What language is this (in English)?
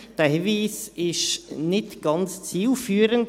Swiss German